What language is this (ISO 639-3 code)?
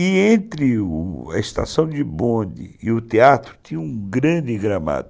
por